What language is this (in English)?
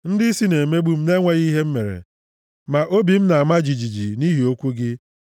Igbo